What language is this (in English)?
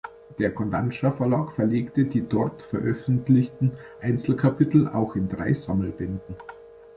German